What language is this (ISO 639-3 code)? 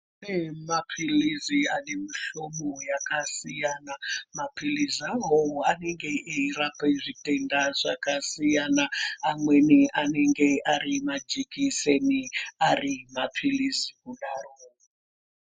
ndc